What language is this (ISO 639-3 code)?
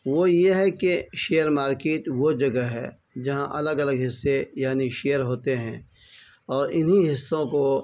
urd